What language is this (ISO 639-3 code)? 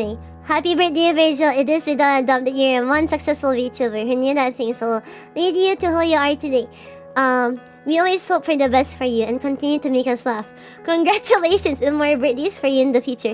eng